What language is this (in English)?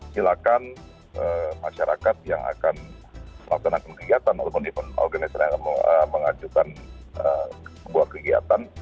Indonesian